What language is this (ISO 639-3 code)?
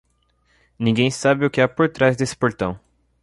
por